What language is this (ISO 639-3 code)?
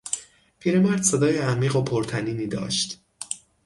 fas